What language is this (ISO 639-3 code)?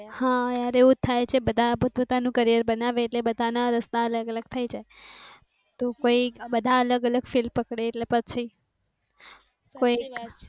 guj